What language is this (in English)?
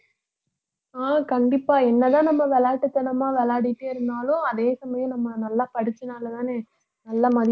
Tamil